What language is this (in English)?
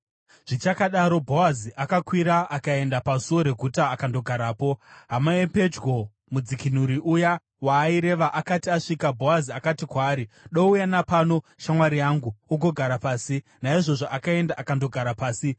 Shona